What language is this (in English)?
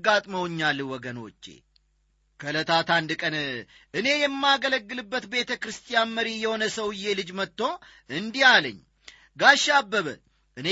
Amharic